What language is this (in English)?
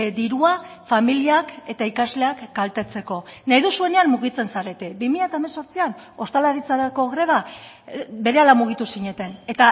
Basque